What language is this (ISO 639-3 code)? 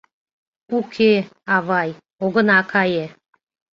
chm